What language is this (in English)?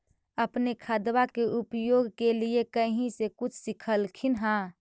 Magahi